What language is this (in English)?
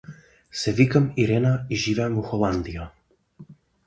Macedonian